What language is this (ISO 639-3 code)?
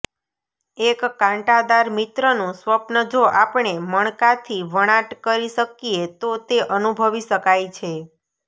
guj